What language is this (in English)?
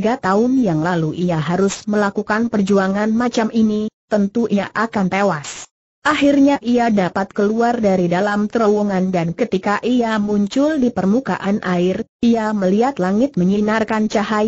Indonesian